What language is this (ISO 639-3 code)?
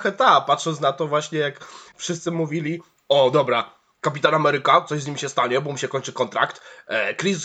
pol